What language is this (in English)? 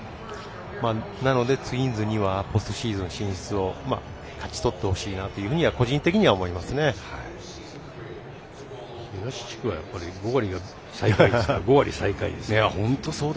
Japanese